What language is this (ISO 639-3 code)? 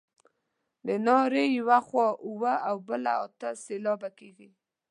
pus